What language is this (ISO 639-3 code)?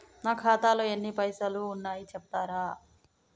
tel